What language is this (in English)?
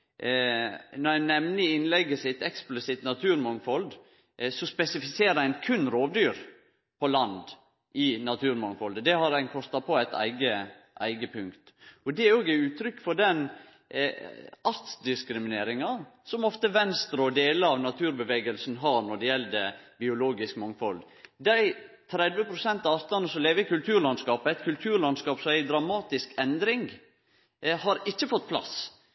Norwegian Nynorsk